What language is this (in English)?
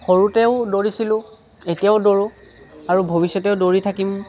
Assamese